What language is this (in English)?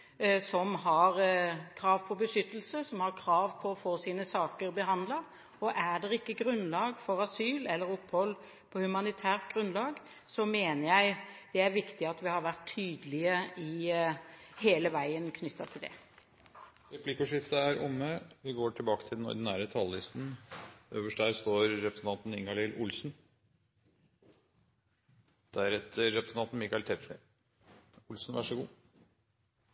Norwegian